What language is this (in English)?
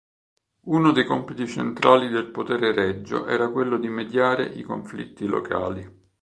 Italian